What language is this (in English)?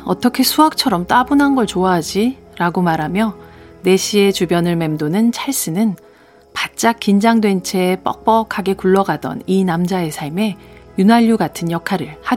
Korean